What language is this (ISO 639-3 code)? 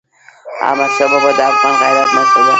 pus